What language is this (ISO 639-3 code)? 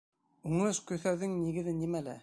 bak